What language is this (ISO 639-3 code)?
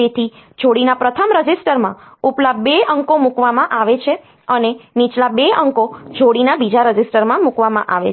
guj